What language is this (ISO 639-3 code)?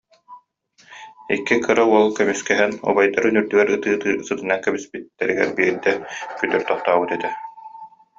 sah